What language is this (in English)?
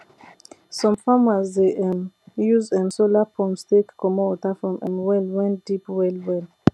Nigerian Pidgin